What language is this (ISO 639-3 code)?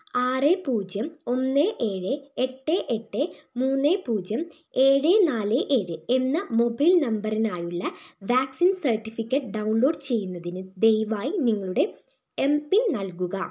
mal